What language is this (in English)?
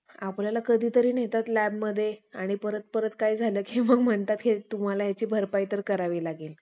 Marathi